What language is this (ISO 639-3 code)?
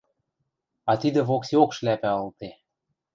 mrj